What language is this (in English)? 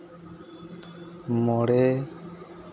Santali